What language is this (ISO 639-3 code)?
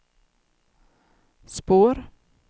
swe